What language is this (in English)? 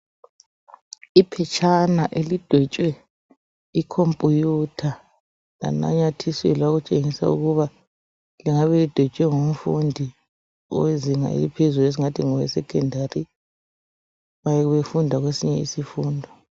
North Ndebele